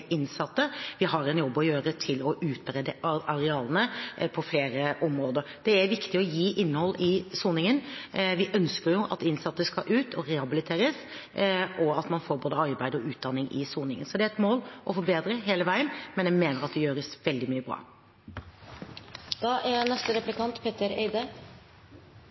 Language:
Norwegian Bokmål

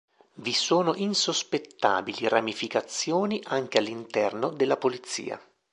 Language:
Italian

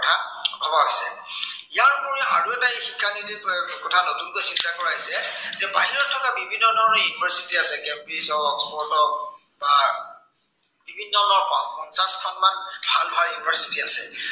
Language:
Assamese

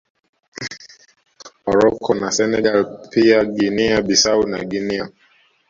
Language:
Swahili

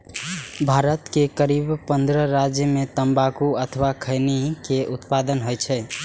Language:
Maithili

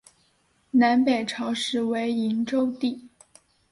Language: Chinese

